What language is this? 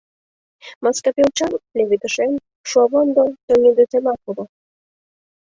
Mari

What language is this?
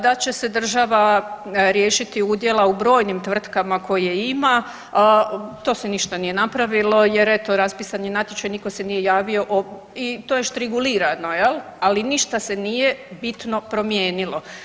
Croatian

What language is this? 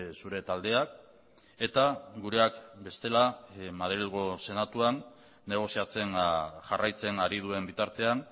Basque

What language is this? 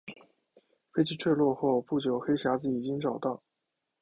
Chinese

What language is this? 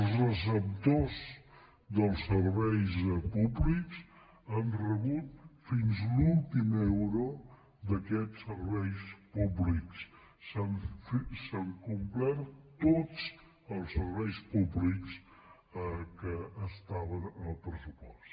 Catalan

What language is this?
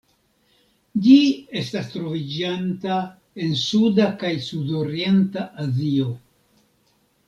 Esperanto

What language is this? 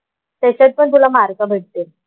Marathi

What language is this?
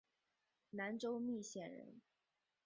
Chinese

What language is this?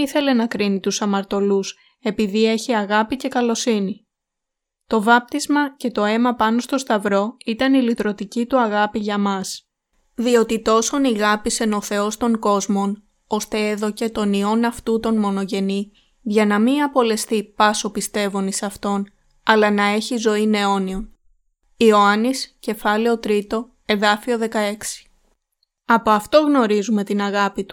Greek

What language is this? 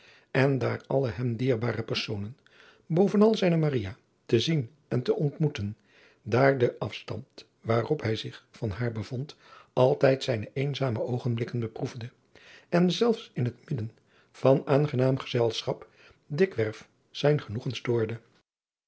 Dutch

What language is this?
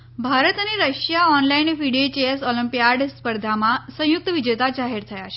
Gujarati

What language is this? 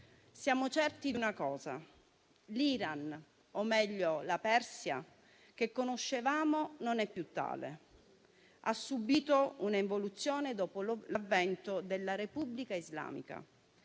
Italian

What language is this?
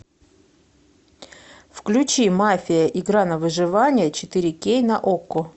Russian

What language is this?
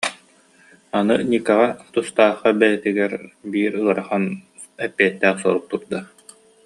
Yakut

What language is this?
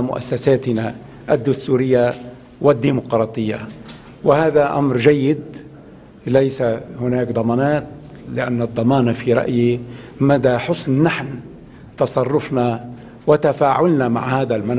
Arabic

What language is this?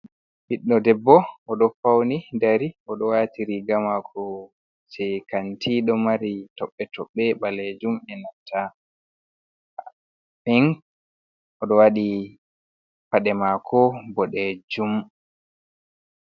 Fula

